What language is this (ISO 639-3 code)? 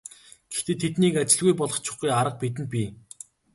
mon